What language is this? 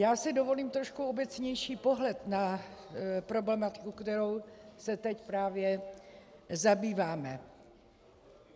Czech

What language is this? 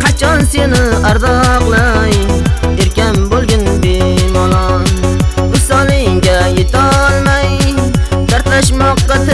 Uzbek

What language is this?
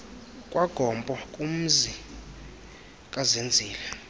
Xhosa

